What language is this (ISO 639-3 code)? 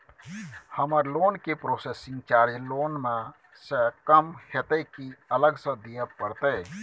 mai